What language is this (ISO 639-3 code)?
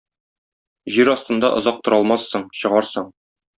tat